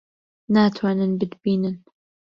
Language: Central Kurdish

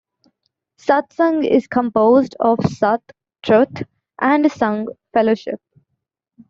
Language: English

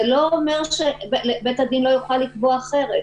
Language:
Hebrew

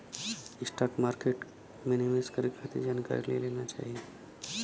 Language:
Bhojpuri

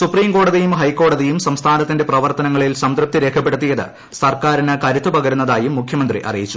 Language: Malayalam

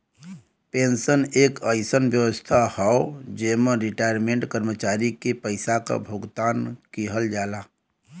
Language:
Bhojpuri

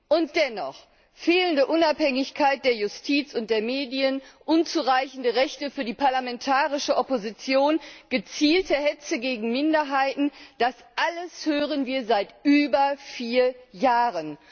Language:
German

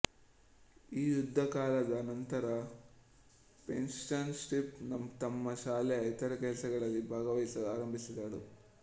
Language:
Kannada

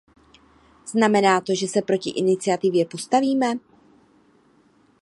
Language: Czech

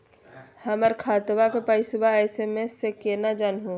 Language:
Magahi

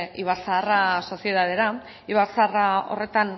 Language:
Basque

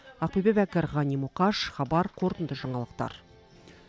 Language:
Kazakh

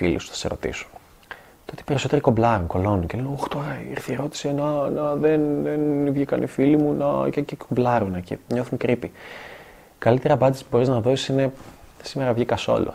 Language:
Greek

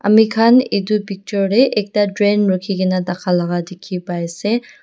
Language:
Naga Pidgin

